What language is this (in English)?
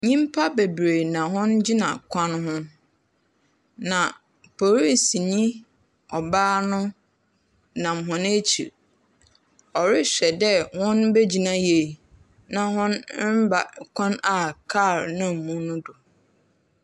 Akan